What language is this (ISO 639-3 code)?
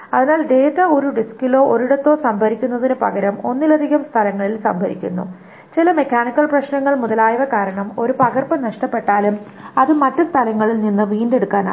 mal